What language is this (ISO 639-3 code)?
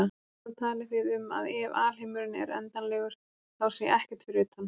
isl